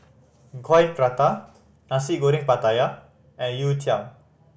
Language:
English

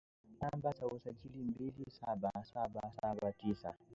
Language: Swahili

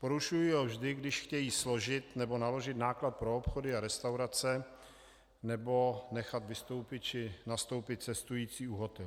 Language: Czech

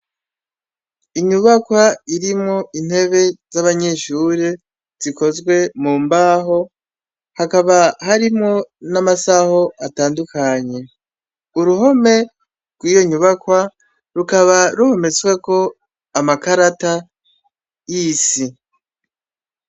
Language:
Rundi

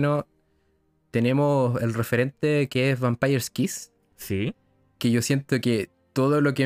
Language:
Spanish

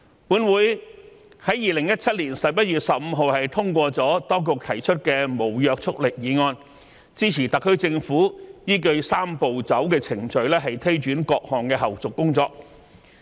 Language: Cantonese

